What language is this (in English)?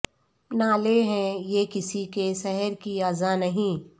Urdu